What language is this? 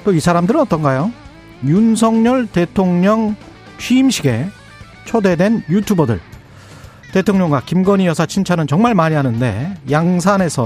Korean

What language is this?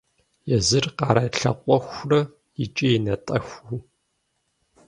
Kabardian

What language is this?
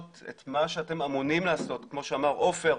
Hebrew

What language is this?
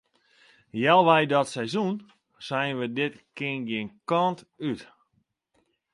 Western Frisian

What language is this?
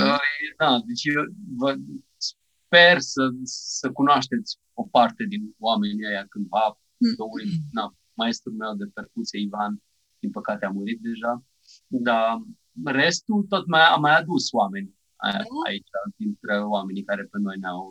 Romanian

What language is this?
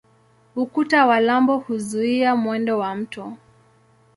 Swahili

